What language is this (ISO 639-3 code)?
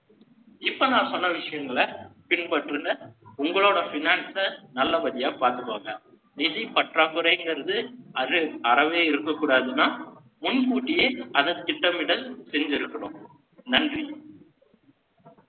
tam